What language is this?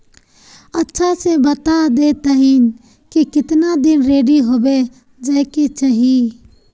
Magahi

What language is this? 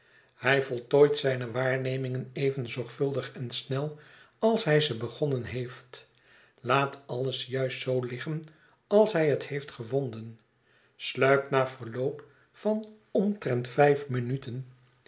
Dutch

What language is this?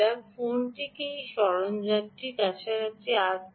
Bangla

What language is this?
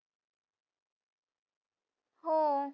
Marathi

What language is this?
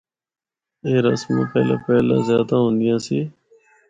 Northern Hindko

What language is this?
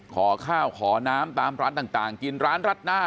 Thai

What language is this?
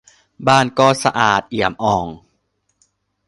Thai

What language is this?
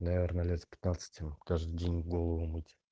Russian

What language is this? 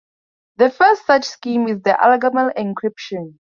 English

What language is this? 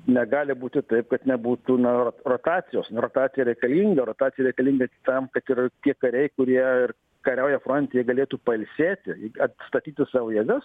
Lithuanian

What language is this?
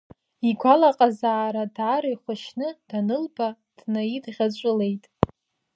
Abkhazian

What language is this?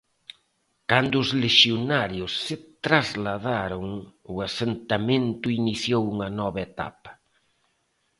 Galician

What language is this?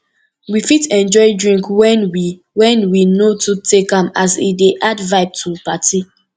Nigerian Pidgin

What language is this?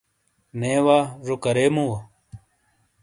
Shina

